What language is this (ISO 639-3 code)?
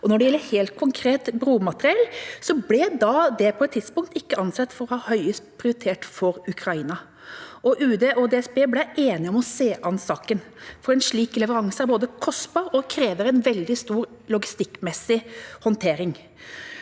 nor